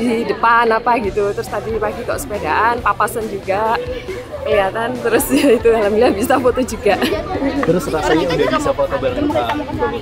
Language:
Indonesian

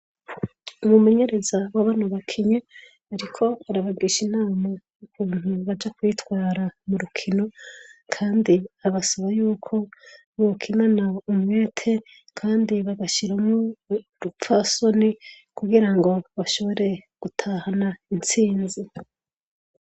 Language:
Rundi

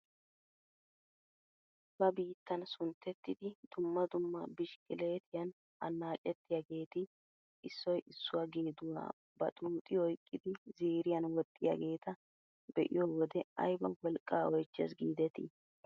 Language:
Wolaytta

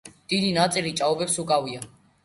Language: Georgian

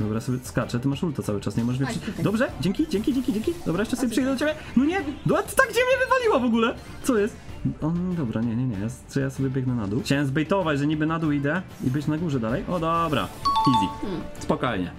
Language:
Polish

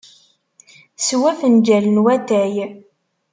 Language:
Kabyle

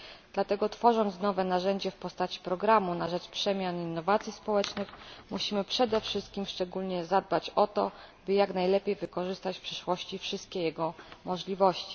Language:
Polish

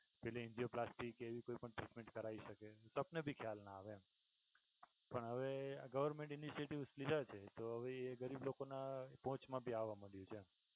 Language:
Gujarati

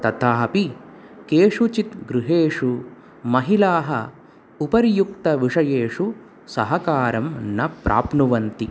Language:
Sanskrit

